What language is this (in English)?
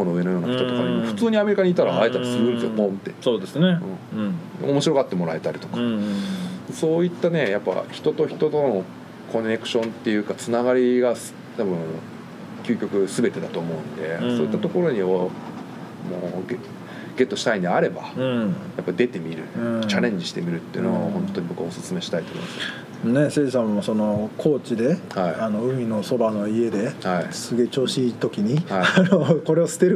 Japanese